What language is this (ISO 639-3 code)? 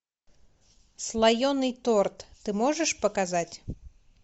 rus